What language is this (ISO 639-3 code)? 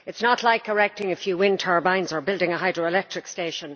eng